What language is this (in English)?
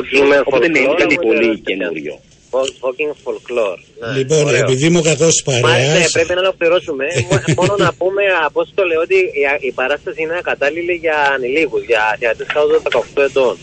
Greek